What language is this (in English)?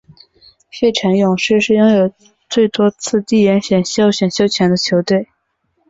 Chinese